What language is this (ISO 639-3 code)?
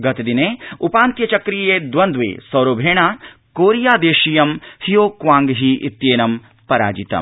san